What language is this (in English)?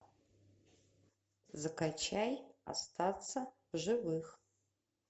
Russian